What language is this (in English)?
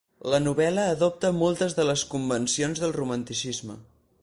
Catalan